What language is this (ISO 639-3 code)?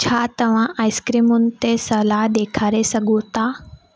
snd